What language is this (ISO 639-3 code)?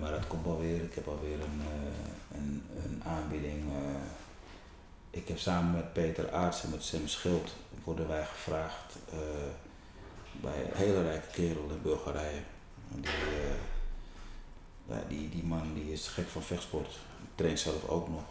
nld